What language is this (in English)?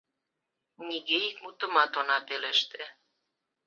Mari